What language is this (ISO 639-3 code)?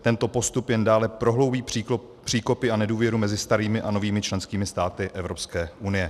ces